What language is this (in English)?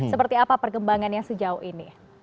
Indonesian